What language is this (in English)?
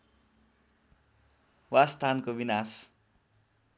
Nepali